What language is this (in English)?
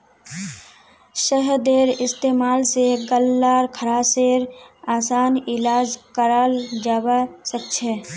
Magahi